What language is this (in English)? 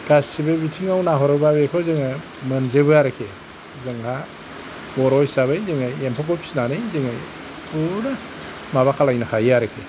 Bodo